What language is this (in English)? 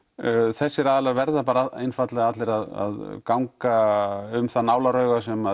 Icelandic